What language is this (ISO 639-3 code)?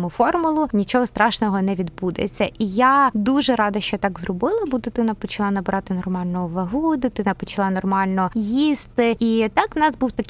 ukr